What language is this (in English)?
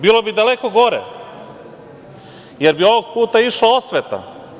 Serbian